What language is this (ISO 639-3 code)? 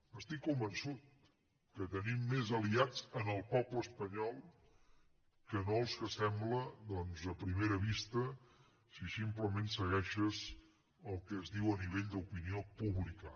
cat